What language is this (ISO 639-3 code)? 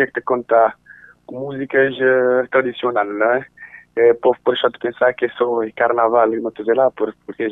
por